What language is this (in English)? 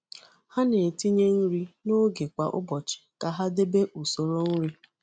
Igbo